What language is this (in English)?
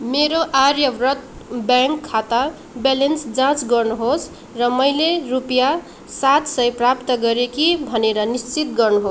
Nepali